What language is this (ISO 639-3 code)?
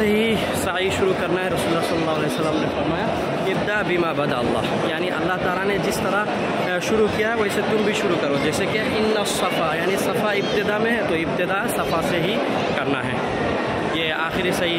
ara